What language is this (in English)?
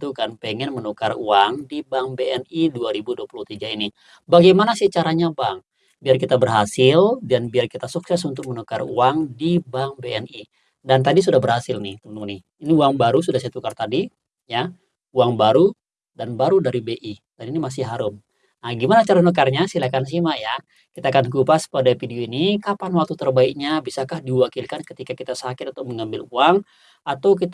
Indonesian